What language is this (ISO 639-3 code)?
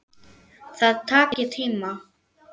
isl